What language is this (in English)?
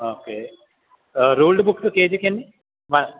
Telugu